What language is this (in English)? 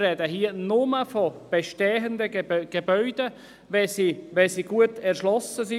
Swiss German